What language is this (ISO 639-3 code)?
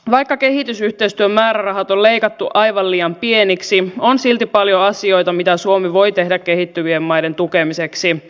fin